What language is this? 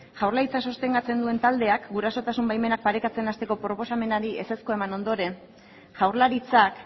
Basque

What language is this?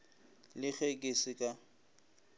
Northern Sotho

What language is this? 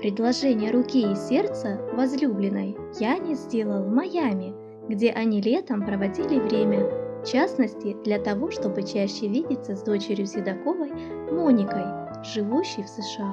Russian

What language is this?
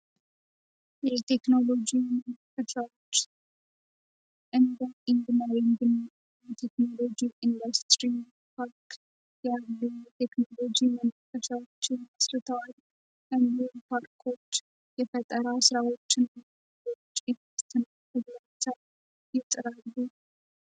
Amharic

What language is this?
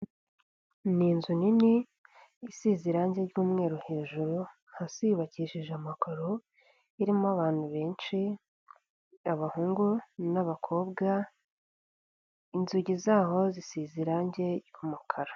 Kinyarwanda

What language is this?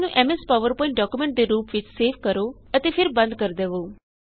Punjabi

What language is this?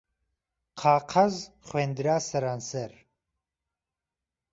Central Kurdish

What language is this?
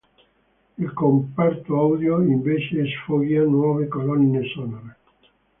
Italian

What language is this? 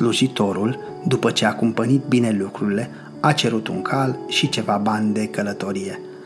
Romanian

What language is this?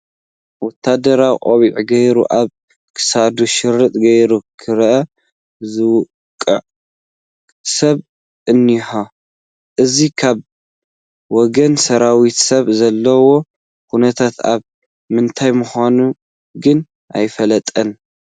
Tigrinya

